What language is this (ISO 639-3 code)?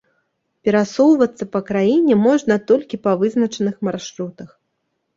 bel